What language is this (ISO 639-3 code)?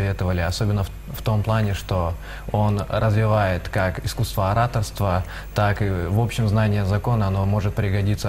rus